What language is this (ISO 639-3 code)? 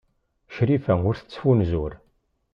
kab